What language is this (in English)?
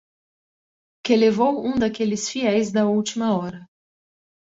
Portuguese